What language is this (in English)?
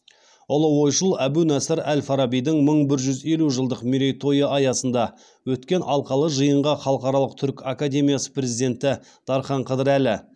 Kazakh